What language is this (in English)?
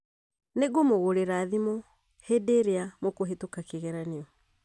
Kikuyu